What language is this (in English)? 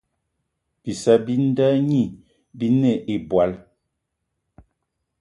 Eton (Cameroon)